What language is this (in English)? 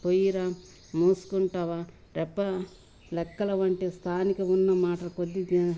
Telugu